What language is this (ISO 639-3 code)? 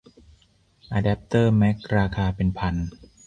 tha